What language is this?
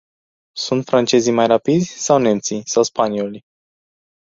Romanian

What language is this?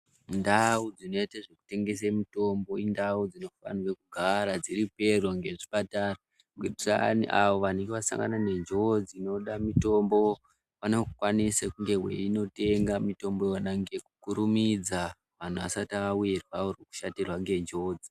Ndau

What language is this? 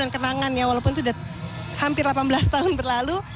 Indonesian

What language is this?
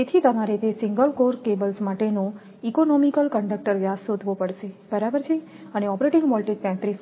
Gujarati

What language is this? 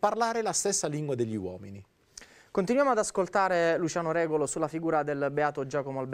Italian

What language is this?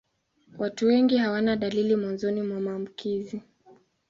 Swahili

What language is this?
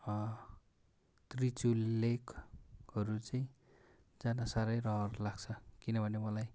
Nepali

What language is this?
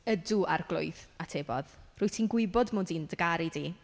Welsh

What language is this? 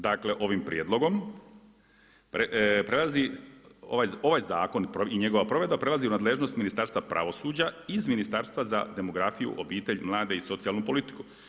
Croatian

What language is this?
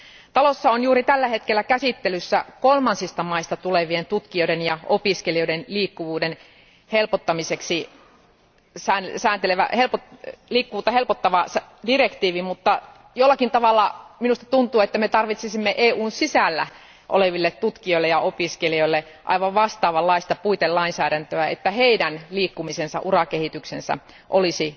Finnish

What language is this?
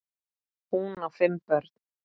Icelandic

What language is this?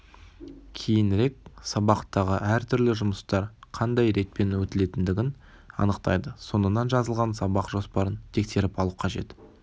Kazakh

